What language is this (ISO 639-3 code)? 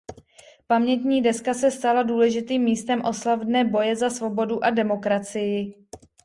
ces